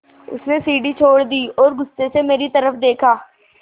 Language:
Hindi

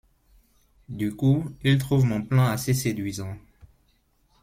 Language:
French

